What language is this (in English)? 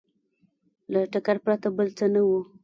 Pashto